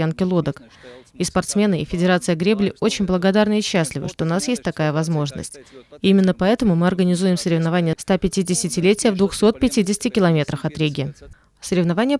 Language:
Russian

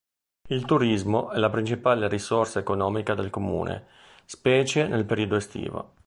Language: Italian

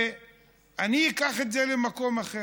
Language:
Hebrew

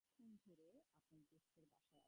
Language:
Bangla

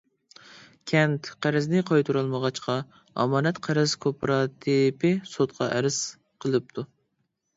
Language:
Uyghur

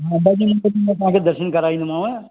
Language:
Sindhi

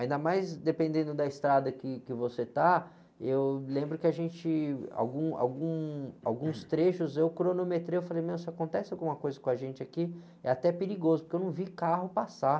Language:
Portuguese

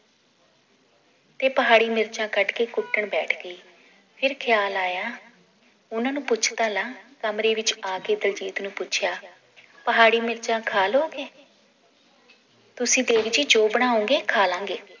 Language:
Punjabi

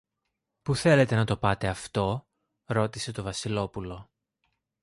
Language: Greek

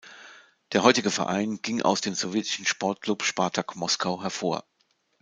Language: German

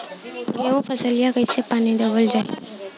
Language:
Bhojpuri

